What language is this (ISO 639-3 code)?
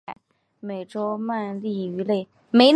zho